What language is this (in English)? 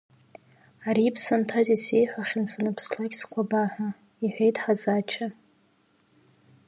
Abkhazian